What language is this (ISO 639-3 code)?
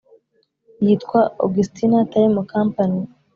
kin